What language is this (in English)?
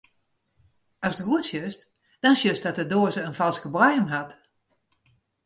Western Frisian